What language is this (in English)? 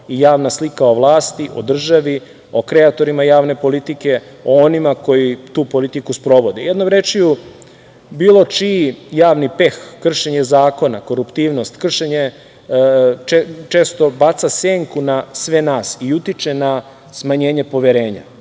Serbian